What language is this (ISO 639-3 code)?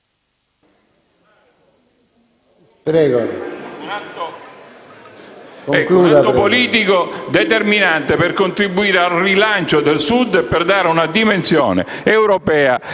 ita